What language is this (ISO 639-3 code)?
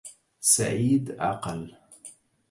ara